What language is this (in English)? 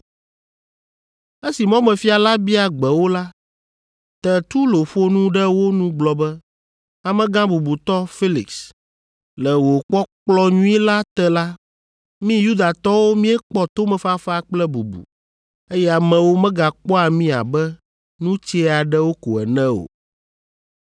Ewe